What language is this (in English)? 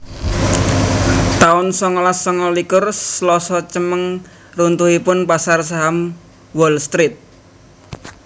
Javanese